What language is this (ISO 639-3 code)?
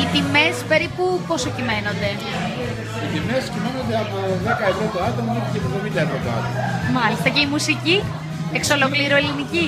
ell